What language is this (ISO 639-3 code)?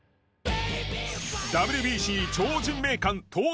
jpn